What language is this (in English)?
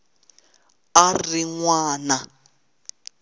Tsonga